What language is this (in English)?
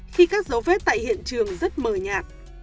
Vietnamese